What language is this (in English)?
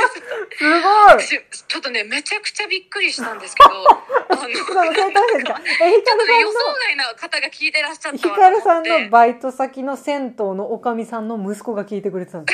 Japanese